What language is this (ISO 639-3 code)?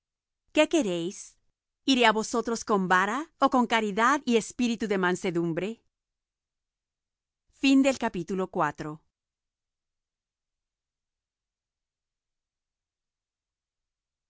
spa